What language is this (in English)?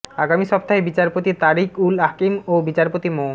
Bangla